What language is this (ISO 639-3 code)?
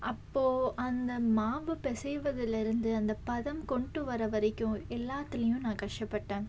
tam